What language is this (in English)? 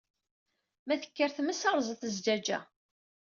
Kabyle